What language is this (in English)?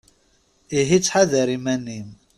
Kabyle